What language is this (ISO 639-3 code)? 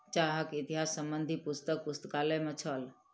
mai